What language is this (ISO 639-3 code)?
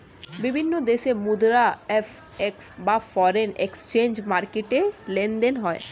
ben